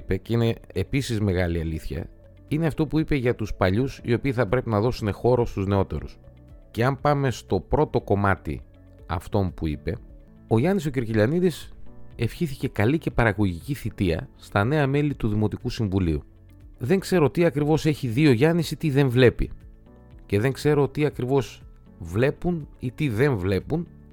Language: Greek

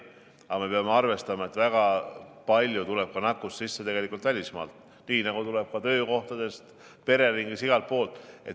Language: Estonian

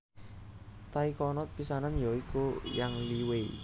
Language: Javanese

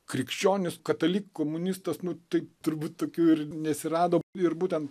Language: Lithuanian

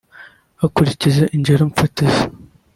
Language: Kinyarwanda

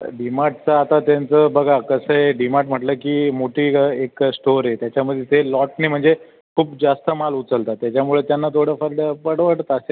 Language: Marathi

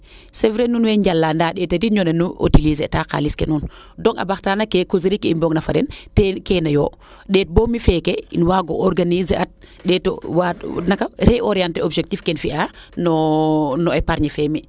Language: Serer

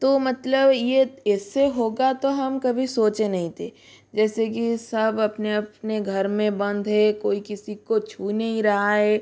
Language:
Hindi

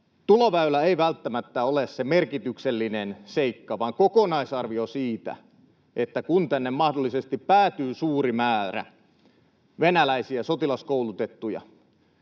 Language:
Finnish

